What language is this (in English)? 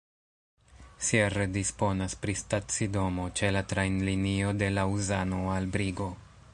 Esperanto